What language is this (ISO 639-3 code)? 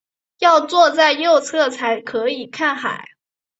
zho